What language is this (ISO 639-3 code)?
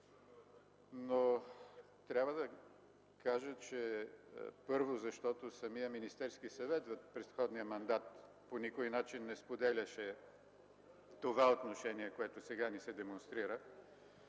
bul